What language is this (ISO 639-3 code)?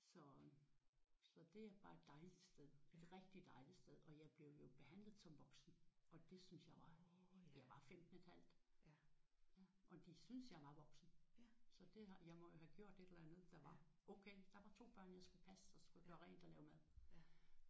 dan